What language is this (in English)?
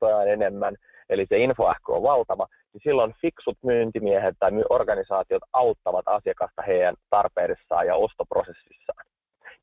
Finnish